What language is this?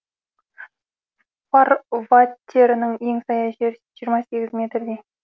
Kazakh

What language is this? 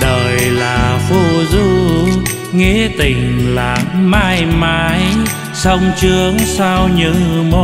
Vietnamese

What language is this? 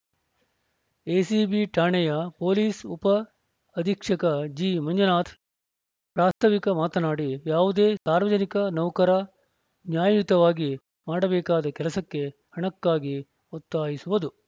Kannada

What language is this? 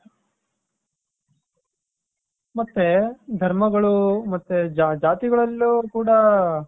Kannada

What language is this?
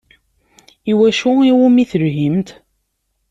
Kabyle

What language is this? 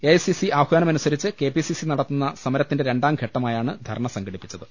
Malayalam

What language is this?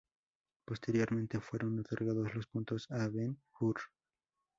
Spanish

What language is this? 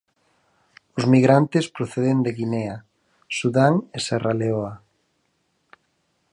Galician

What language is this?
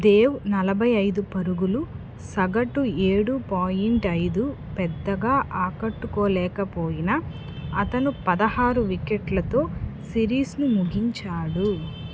Telugu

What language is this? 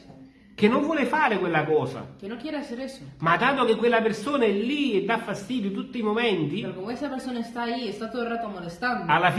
Italian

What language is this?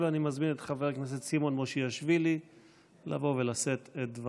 Hebrew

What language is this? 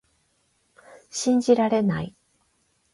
Japanese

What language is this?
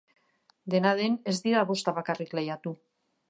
Basque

